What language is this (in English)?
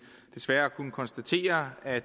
Danish